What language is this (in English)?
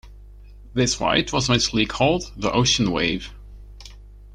English